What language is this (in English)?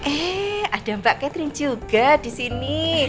Indonesian